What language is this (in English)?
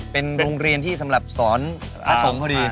Thai